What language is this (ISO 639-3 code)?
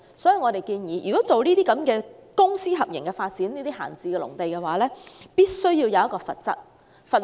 yue